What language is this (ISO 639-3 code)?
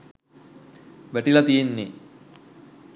sin